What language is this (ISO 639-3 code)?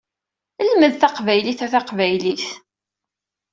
kab